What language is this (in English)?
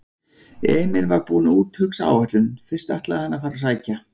Icelandic